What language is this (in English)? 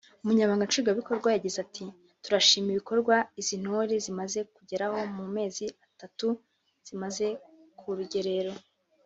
Kinyarwanda